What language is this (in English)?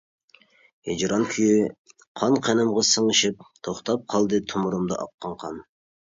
Uyghur